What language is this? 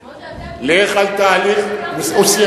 Hebrew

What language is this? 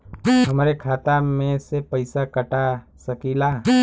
Bhojpuri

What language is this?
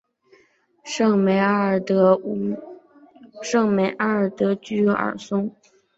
Chinese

